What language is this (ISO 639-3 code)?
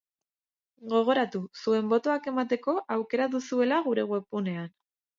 eus